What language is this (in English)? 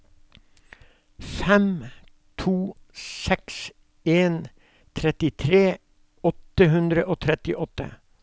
Norwegian